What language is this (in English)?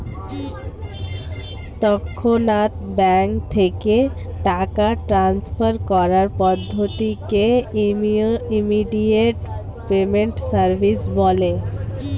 Bangla